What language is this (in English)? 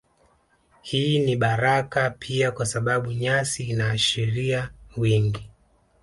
Swahili